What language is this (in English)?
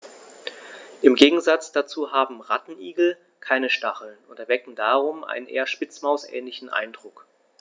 German